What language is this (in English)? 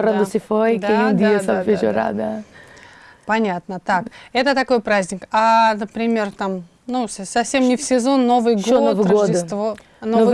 Russian